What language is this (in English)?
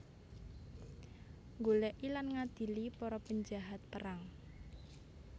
Javanese